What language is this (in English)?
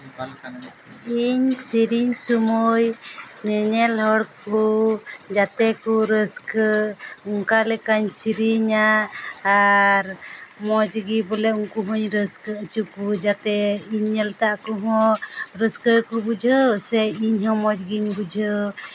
Santali